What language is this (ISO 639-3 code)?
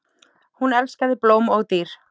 isl